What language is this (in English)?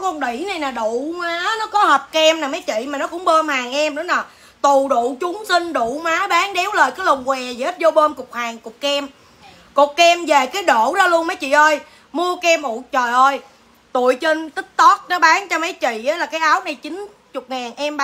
Vietnamese